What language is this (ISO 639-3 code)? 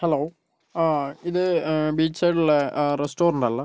mal